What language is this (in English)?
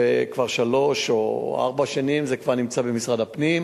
Hebrew